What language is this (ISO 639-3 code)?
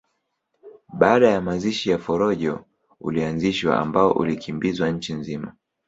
swa